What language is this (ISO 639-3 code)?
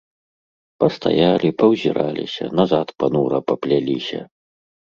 bel